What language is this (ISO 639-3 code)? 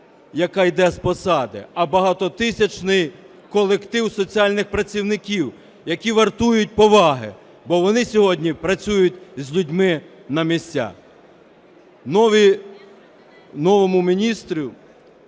ukr